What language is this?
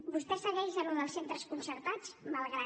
Catalan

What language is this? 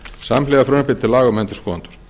Icelandic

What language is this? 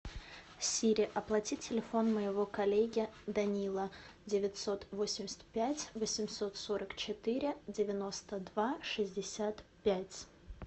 Russian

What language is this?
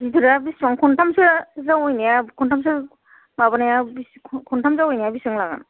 Bodo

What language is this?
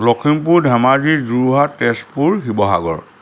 Assamese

